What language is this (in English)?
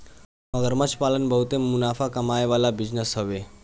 Bhojpuri